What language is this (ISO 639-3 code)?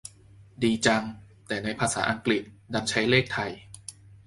tha